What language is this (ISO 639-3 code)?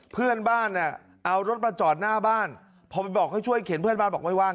tha